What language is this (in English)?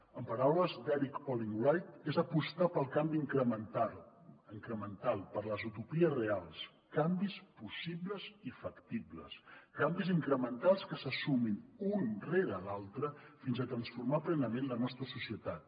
Catalan